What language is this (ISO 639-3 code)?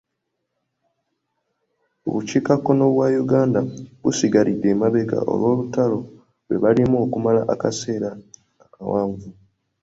lug